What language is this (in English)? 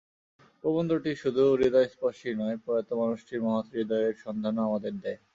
Bangla